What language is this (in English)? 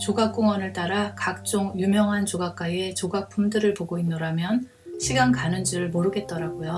Korean